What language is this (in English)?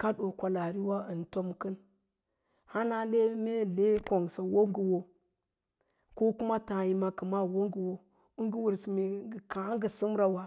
Lala-Roba